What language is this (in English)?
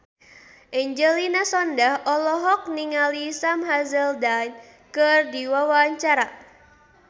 Sundanese